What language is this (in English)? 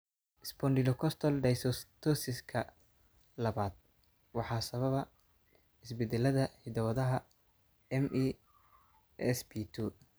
Somali